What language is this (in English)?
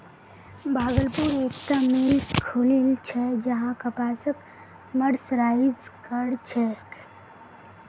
Magahi